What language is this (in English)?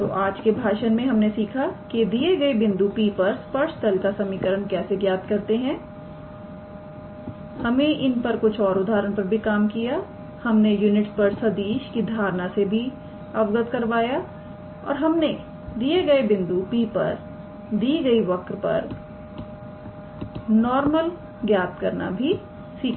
Hindi